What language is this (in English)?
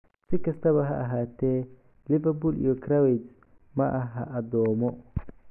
Somali